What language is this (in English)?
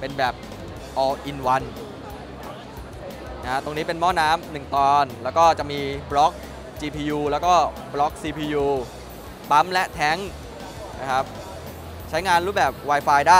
Thai